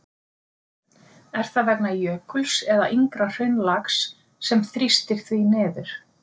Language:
Icelandic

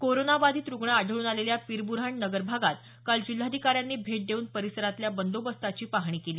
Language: Marathi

